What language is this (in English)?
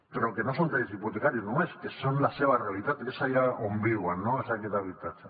Catalan